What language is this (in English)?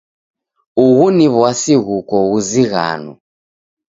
Taita